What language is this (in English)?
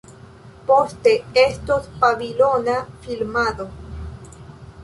Esperanto